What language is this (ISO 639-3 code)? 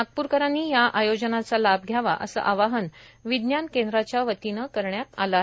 mar